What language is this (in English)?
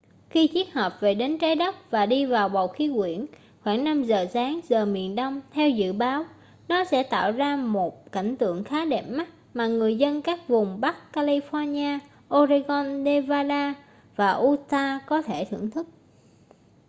Vietnamese